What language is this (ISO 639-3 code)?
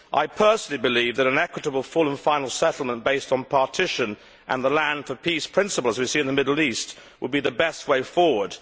eng